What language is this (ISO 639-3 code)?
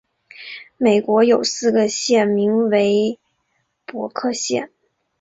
zho